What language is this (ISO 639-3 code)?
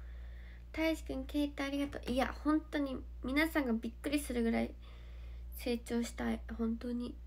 jpn